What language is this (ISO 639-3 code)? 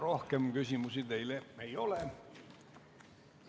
est